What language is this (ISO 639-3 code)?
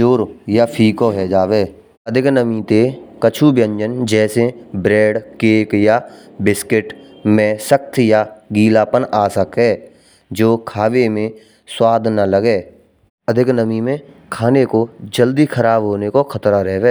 bra